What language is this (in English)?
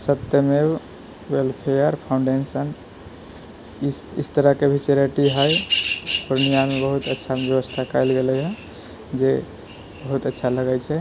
Maithili